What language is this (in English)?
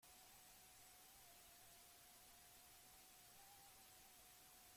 Basque